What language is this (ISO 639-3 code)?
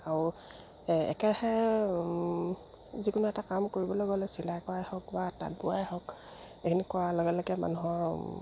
asm